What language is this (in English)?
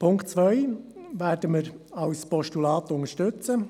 Swiss German